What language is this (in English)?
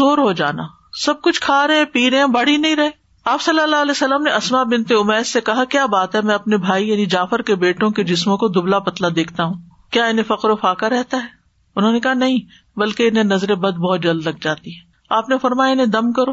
Urdu